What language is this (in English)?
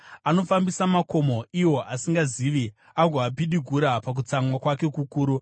Shona